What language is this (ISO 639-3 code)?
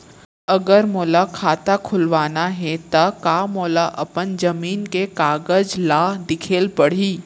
hne